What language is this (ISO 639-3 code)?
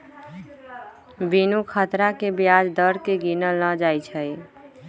mag